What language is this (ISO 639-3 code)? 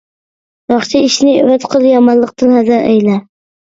uig